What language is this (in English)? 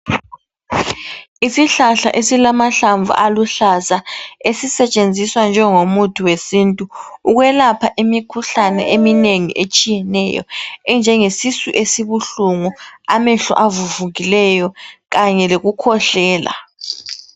North Ndebele